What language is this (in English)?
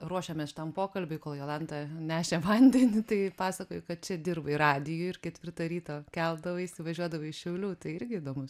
Lithuanian